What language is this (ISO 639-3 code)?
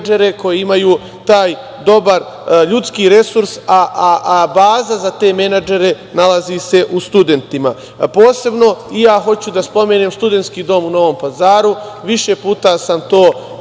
srp